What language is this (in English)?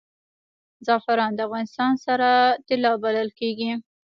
Pashto